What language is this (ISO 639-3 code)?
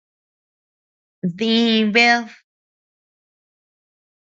cux